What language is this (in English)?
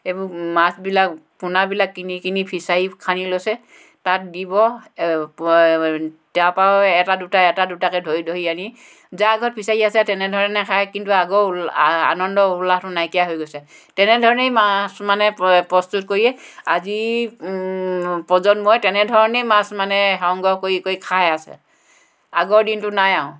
Assamese